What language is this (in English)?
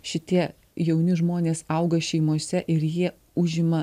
Lithuanian